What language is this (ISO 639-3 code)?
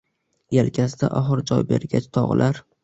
uzb